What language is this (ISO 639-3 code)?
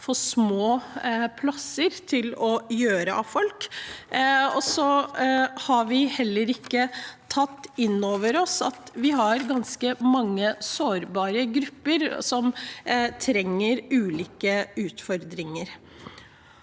nor